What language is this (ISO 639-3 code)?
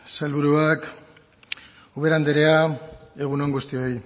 eus